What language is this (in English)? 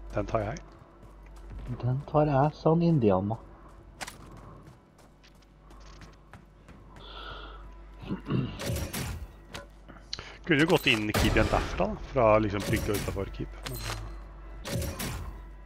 Norwegian